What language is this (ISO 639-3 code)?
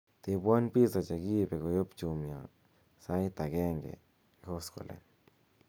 kln